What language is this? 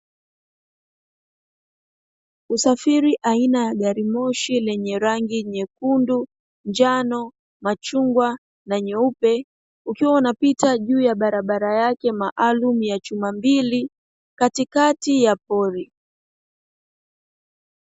Swahili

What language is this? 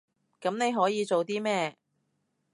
Cantonese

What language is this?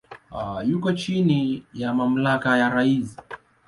Swahili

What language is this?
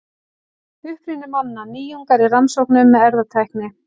Icelandic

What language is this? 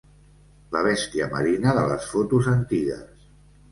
Catalan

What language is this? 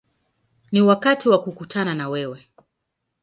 Swahili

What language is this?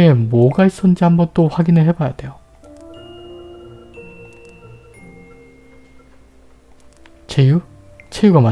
Korean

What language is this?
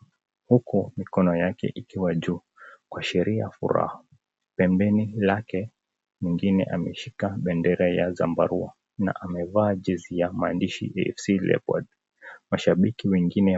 Swahili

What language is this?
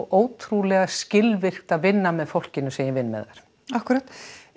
Icelandic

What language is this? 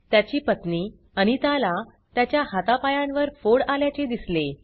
Marathi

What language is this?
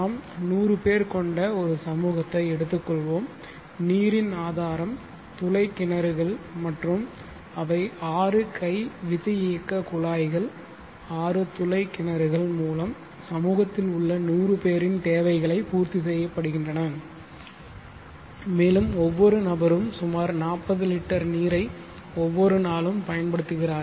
Tamil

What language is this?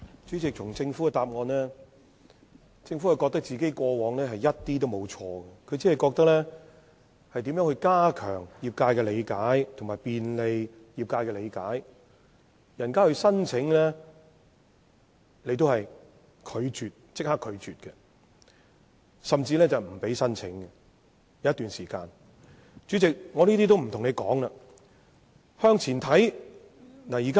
Cantonese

